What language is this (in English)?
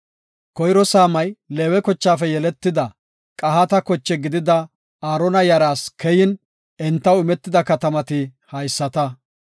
Gofa